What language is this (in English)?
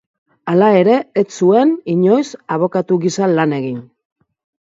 Basque